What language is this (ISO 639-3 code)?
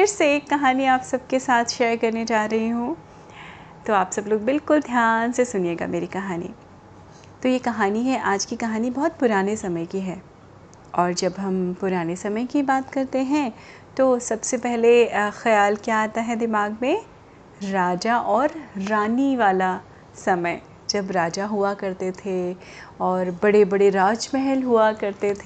hin